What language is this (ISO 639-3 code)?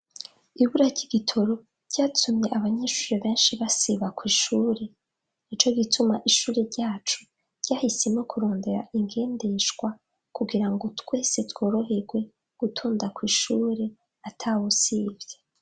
run